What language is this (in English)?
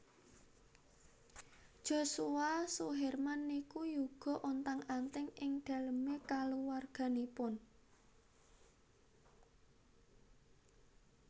Javanese